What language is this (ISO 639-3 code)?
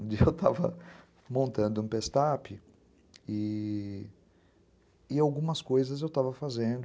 por